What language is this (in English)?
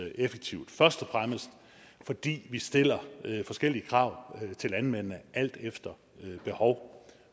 Danish